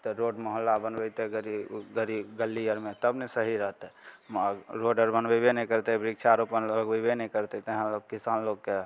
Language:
Maithili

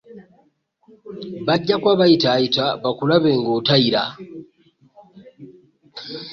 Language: Ganda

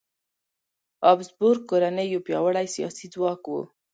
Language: Pashto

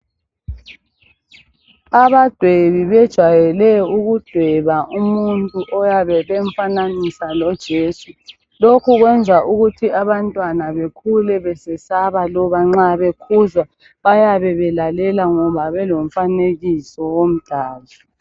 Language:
North Ndebele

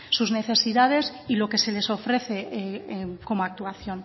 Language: Spanish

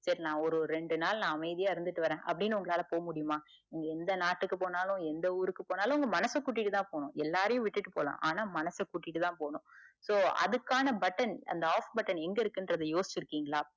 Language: Tamil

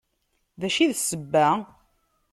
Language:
Kabyle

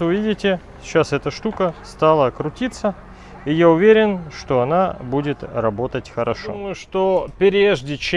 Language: Russian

